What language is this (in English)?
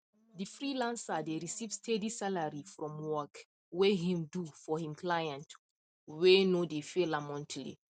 Nigerian Pidgin